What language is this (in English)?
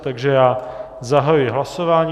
Czech